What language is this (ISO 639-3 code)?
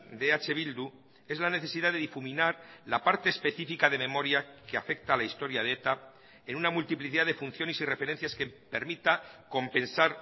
spa